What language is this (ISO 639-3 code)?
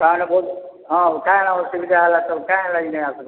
ori